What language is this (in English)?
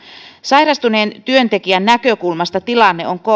Finnish